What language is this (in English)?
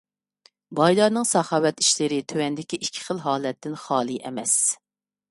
Uyghur